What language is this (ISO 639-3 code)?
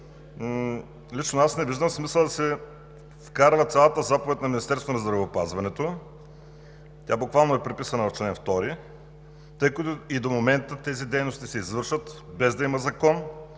bul